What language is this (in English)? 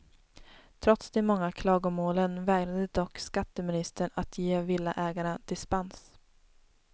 Swedish